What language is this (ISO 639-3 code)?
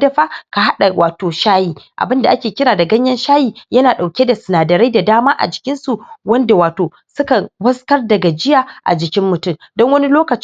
hau